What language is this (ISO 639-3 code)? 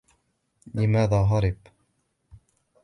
ara